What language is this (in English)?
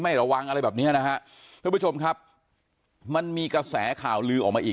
Thai